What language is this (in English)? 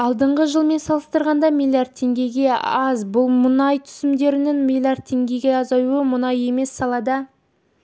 Kazakh